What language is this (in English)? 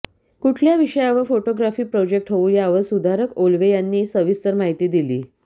Marathi